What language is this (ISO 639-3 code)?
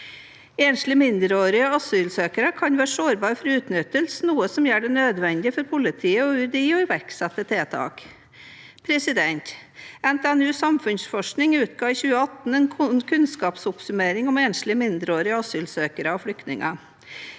nor